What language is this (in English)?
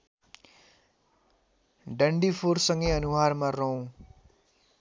Nepali